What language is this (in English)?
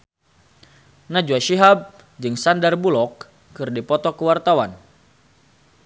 Sundanese